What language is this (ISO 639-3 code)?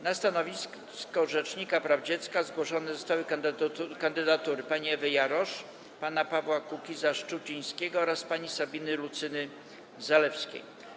pol